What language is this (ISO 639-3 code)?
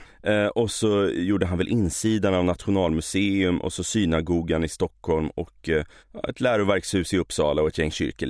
swe